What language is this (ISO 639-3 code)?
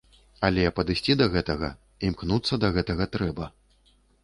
bel